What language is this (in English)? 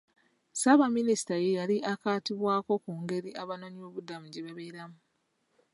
Ganda